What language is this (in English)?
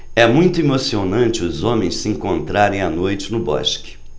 Portuguese